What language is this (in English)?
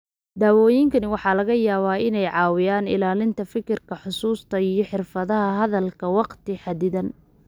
Somali